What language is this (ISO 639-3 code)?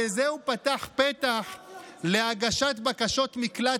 heb